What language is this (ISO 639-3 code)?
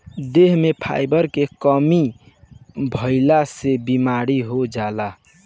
bho